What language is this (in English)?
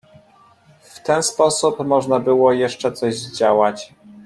Polish